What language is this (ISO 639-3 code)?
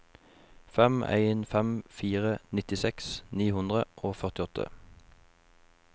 nor